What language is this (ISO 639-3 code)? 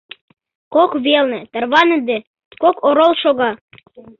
chm